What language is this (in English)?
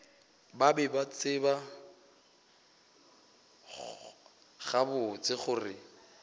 Northern Sotho